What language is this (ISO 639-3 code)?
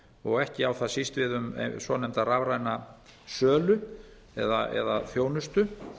isl